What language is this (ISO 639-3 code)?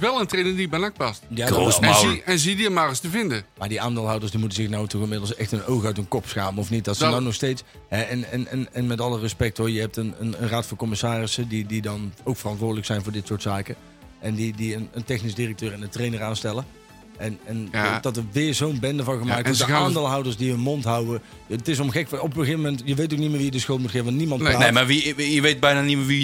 nld